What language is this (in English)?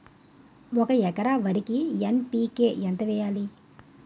Telugu